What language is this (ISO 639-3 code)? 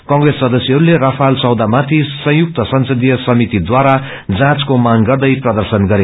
nep